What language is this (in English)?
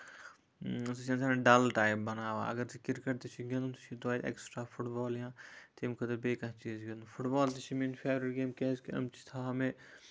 Kashmiri